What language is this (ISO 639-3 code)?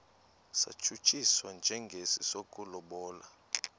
xho